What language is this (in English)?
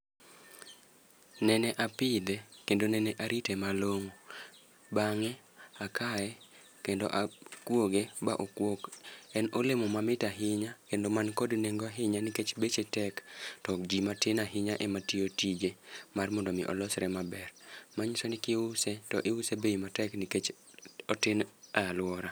Luo (Kenya and Tanzania)